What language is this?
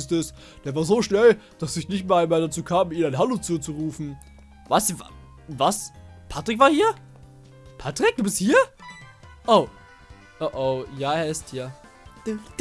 German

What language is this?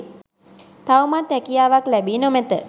Sinhala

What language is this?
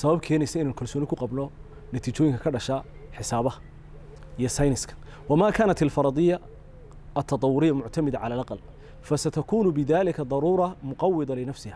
Arabic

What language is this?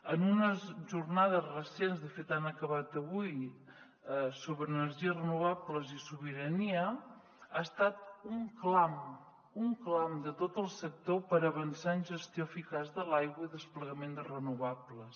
Catalan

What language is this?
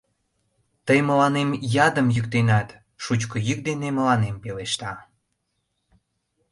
Mari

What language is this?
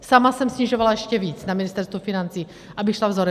Czech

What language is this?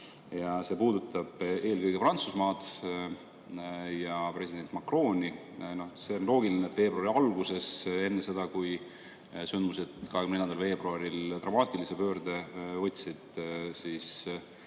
Estonian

